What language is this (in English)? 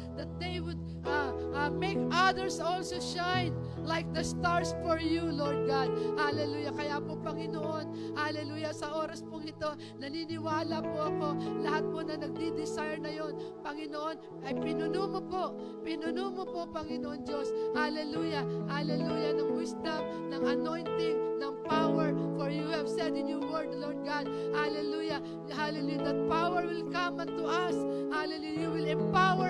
Filipino